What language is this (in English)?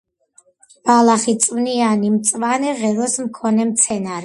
Georgian